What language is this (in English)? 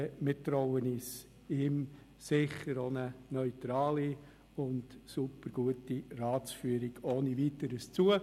Swiss German